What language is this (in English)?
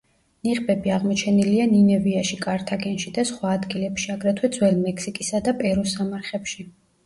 Georgian